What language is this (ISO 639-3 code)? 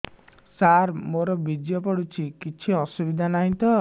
ori